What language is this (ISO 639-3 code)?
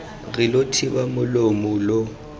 tsn